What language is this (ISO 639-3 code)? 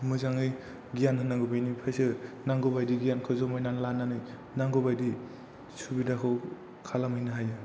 brx